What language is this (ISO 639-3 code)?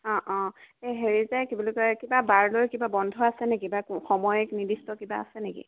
asm